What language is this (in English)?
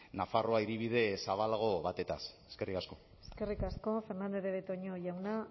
Basque